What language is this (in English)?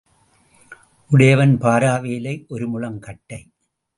Tamil